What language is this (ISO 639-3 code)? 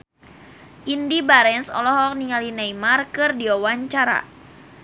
sun